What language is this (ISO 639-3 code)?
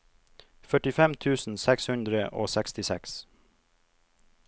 nor